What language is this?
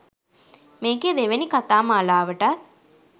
Sinhala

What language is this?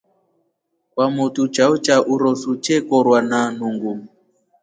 Rombo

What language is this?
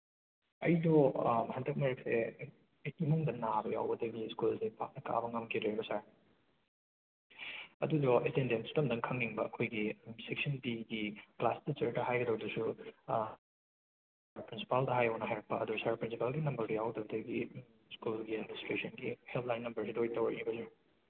Manipuri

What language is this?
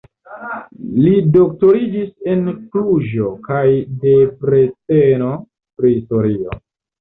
Esperanto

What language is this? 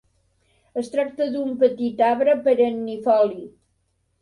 Catalan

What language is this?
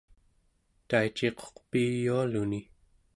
Central Yupik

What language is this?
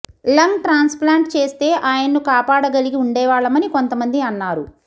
Telugu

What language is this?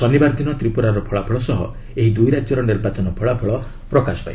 Odia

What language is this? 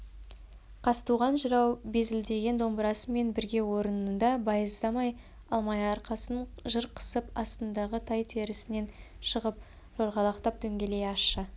Kazakh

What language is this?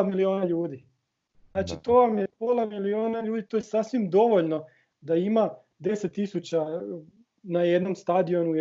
Croatian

